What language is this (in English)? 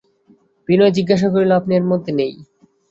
Bangla